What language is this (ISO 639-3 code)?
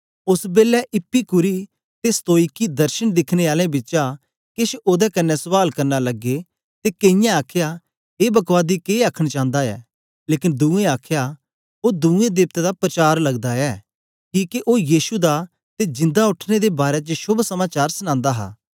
doi